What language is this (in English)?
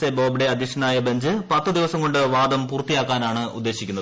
Malayalam